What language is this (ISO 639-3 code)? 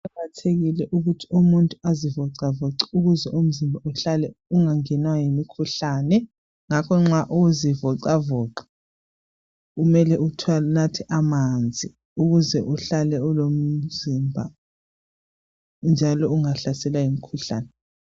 nde